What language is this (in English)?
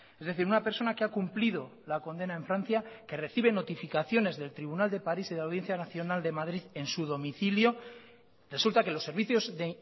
Spanish